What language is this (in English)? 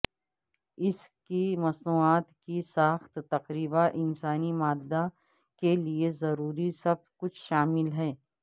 Urdu